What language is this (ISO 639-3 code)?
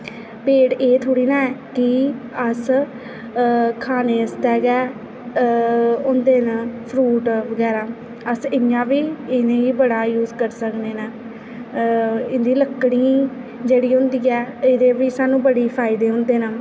doi